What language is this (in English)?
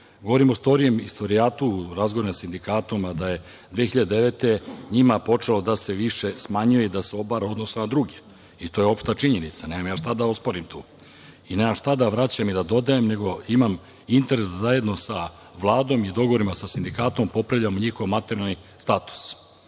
Serbian